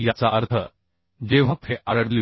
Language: Marathi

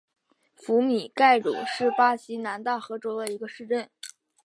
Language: Chinese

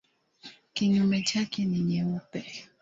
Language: Swahili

